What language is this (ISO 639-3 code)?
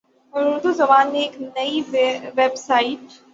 urd